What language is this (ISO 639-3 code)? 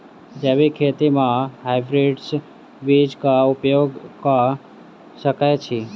mai